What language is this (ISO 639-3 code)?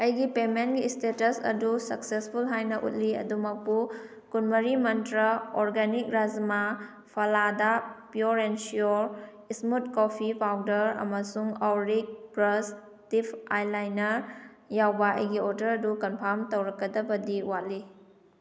mni